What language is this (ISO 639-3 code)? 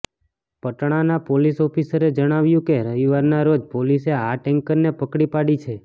guj